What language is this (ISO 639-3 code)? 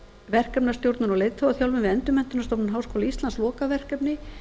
isl